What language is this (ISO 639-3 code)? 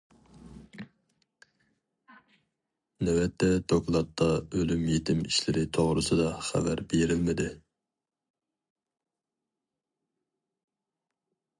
uig